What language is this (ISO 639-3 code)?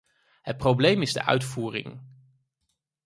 nld